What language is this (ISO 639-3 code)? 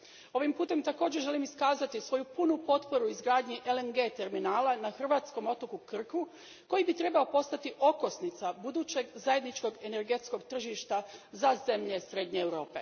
hrv